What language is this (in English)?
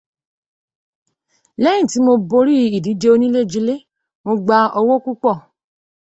Yoruba